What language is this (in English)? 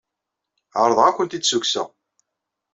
Kabyle